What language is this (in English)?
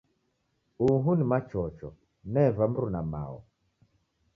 Taita